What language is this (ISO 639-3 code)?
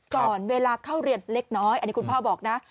tha